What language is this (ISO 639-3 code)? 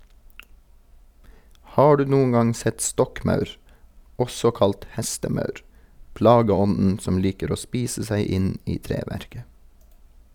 nor